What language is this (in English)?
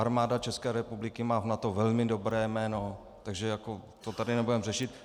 Czech